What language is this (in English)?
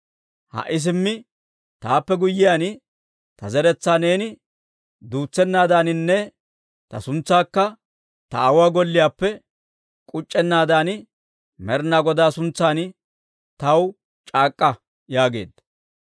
Dawro